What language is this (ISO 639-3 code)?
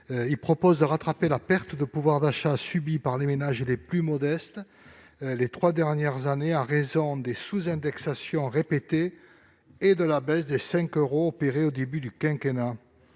fra